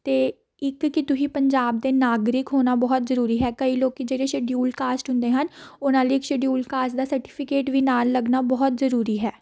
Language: Punjabi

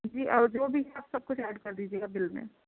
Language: Urdu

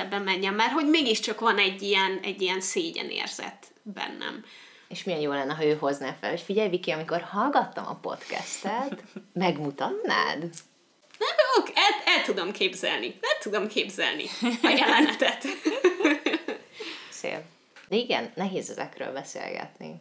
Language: Hungarian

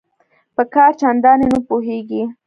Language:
Pashto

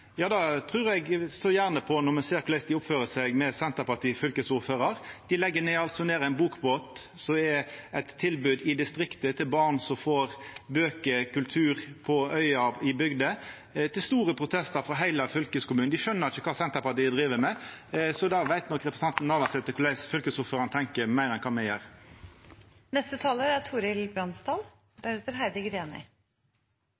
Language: Norwegian Nynorsk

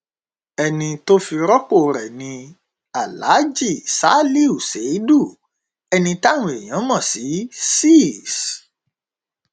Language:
Yoruba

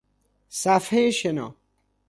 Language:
Persian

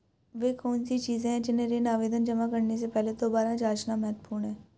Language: Hindi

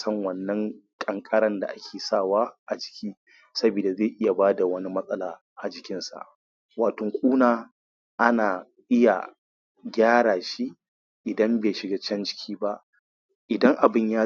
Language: Hausa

